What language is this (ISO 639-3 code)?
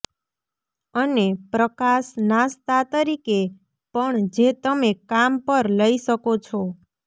guj